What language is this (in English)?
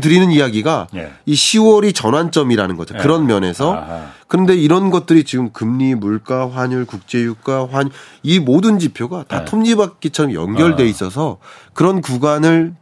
Korean